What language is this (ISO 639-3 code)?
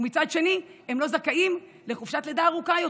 heb